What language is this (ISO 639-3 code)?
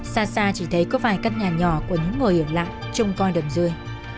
vie